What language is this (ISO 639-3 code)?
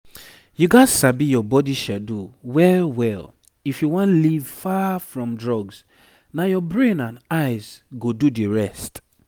pcm